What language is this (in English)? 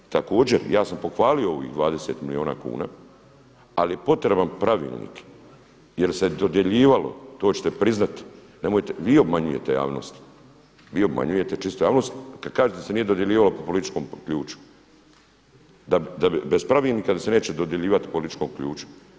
Croatian